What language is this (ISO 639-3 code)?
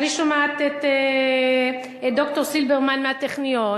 heb